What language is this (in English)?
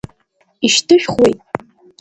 Abkhazian